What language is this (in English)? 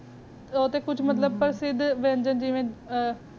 Punjabi